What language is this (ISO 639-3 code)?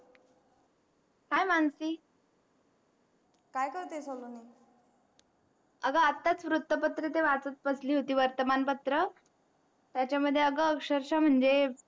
mar